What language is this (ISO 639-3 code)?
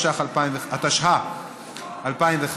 heb